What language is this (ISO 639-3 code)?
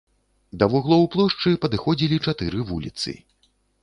bel